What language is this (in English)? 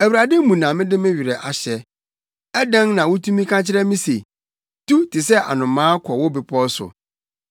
Akan